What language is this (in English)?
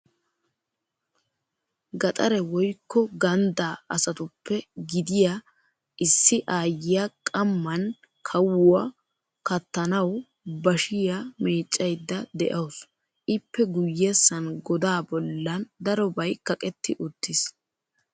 Wolaytta